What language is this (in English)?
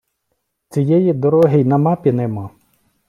Ukrainian